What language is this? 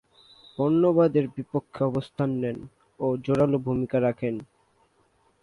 Bangla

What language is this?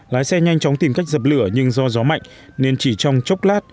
Vietnamese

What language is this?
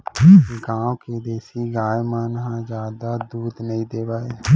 Chhattisgarhi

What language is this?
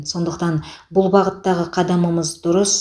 Kazakh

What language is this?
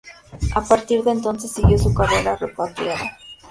Spanish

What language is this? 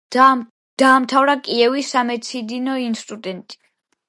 Georgian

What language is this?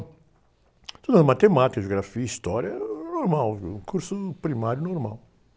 Portuguese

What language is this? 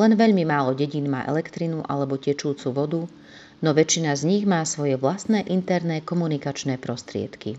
Slovak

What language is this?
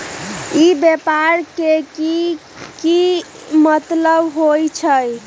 Magahi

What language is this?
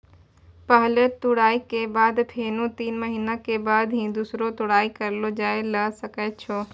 Maithili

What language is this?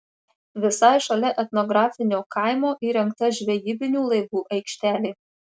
Lithuanian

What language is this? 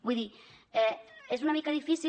Catalan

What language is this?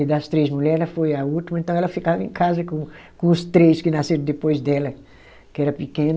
Portuguese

